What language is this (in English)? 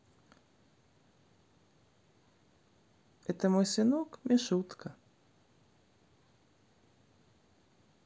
Russian